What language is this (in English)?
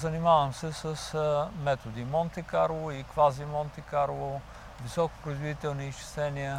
Bulgarian